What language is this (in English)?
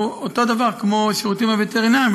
Hebrew